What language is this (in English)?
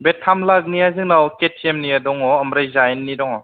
Bodo